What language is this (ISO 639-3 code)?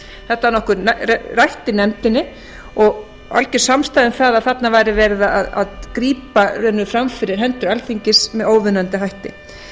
isl